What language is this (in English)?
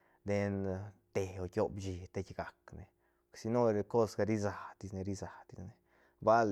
Santa Catarina Albarradas Zapotec